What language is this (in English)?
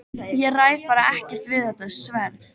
Icelandic